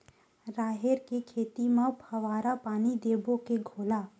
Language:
Chhattisgarhi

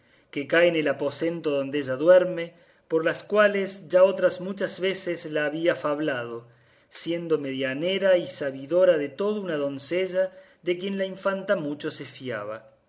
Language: Spanish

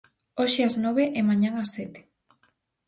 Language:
Galician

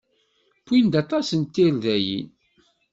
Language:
Kabyle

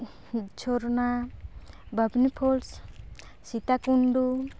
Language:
Santali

